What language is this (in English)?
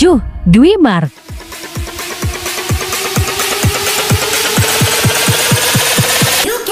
Indonesian